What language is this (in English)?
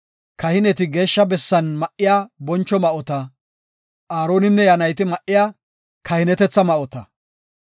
Gofa